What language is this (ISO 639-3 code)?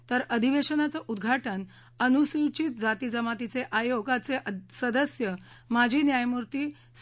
mar